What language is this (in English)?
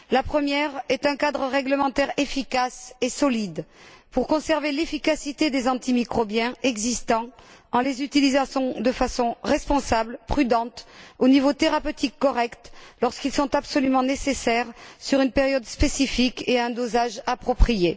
French